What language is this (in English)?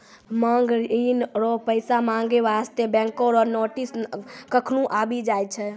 Maithili